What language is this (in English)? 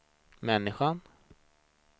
Swedish